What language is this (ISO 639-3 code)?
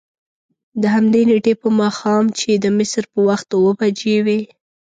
pus